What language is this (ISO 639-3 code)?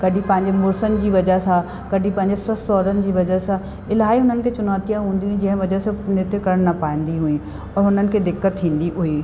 snd